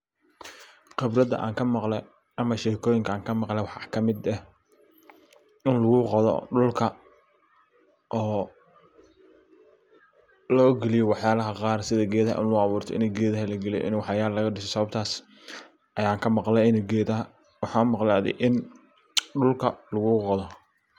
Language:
Somali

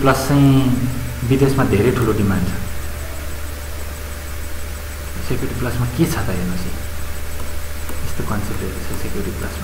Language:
Indonesian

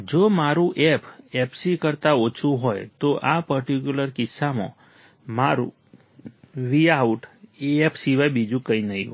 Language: Gujarati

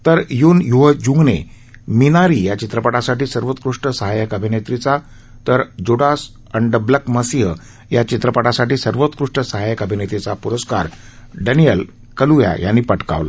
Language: Marathi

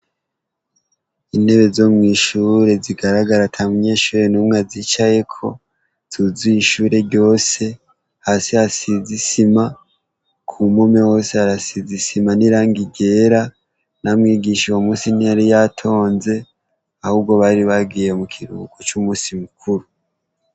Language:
Rundi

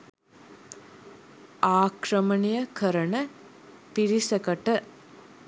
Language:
Sinhala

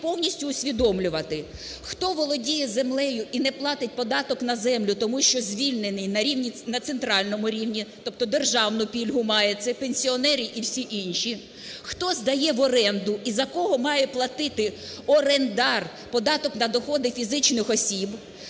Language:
Ukrainian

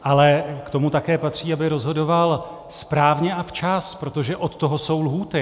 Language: Czech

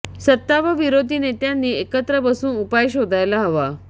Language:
Marathi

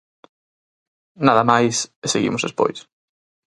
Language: Galician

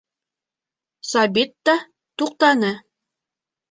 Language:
Bashkir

